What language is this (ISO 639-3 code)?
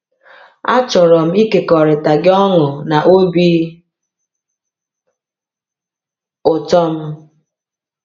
ibo